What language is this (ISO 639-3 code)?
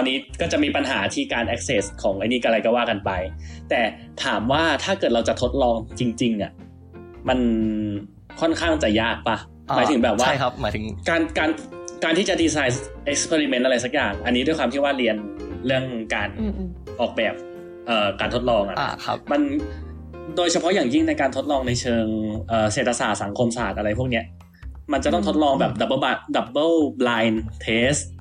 tha